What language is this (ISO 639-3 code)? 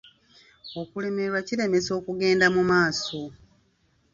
lug